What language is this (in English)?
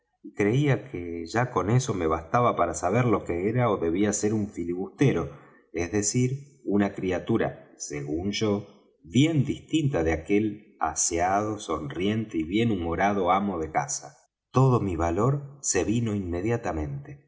Spanish